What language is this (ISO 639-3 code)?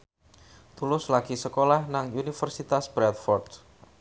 jav